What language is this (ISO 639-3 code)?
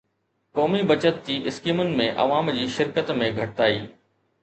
snd